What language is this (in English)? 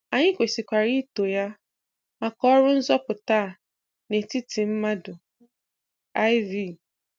Igbo